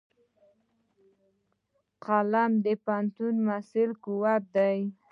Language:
Pashto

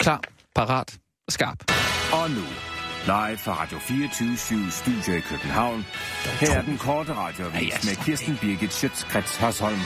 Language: Danish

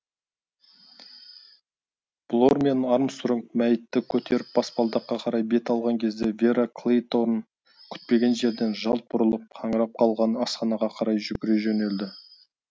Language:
Kazakh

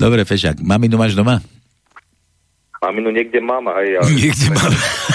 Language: Slovak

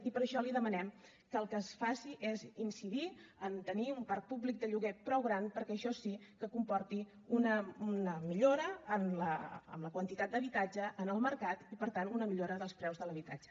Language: Catalan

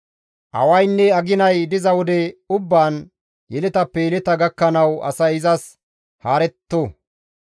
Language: Gamo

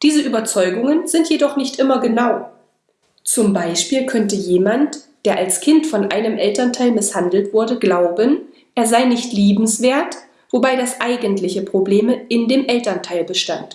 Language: German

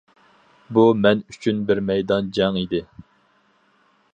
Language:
Uyghur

